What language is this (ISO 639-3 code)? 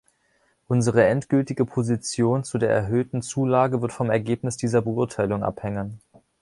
deu